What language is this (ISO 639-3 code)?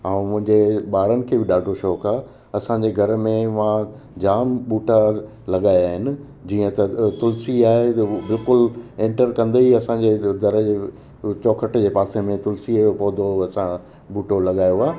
snd